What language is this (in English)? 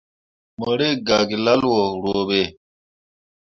Mundang